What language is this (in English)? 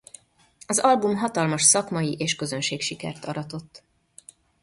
Hungarian